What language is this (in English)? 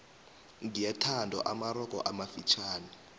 South Ndebele